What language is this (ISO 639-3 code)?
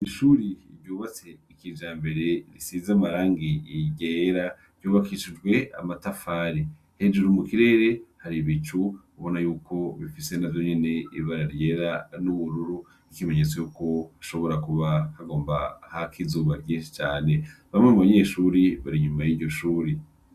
run